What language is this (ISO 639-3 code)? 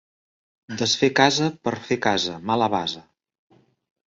cat